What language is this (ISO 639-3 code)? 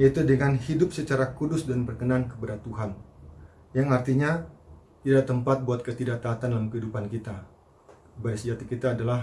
ind